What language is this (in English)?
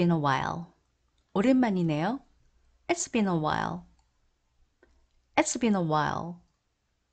Korean